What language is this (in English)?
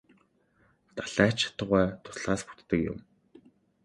Mongolian